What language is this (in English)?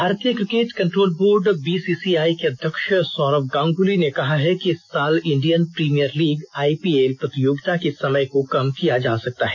Hindi